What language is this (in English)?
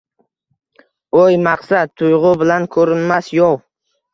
Uzbek